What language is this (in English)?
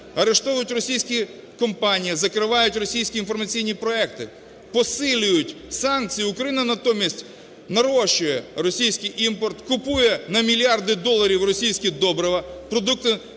Ukrainian